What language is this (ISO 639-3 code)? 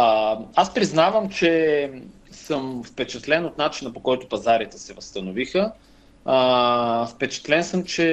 bul